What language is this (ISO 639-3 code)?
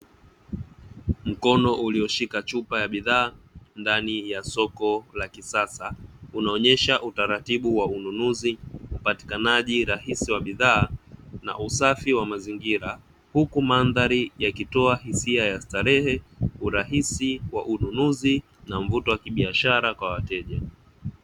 swa